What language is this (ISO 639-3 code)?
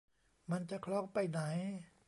tha